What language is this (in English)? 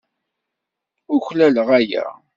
Kabyle